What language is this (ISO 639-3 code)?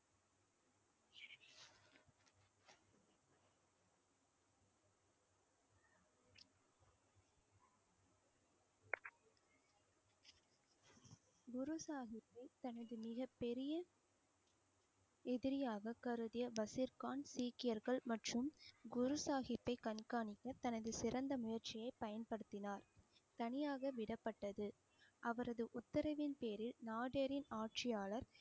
tam